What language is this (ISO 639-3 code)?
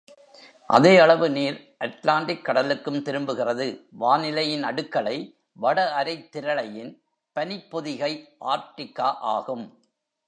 tam